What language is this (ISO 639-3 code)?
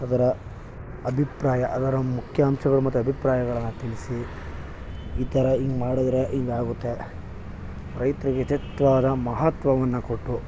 kan